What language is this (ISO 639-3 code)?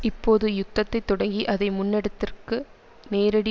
tam